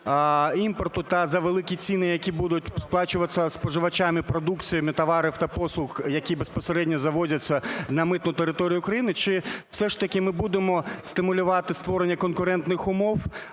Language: Ukrainian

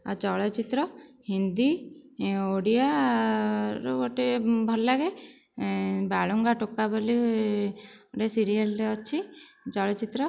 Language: Odia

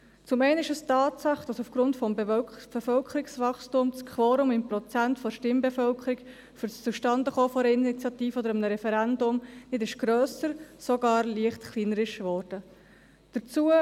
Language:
Swiss German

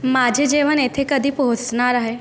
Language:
Marathi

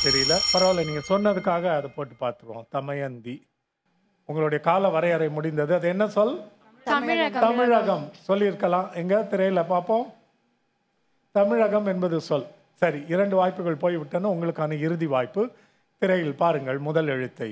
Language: Tamil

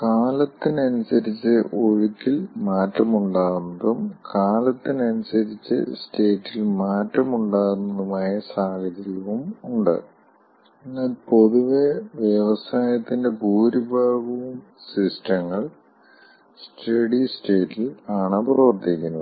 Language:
Malayalam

